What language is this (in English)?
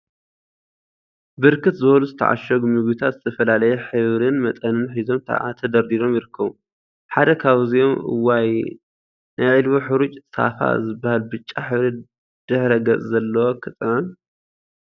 Tigrinya